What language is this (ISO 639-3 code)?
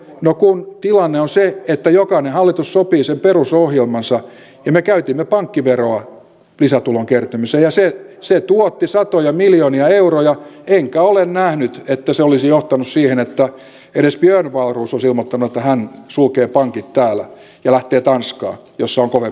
fin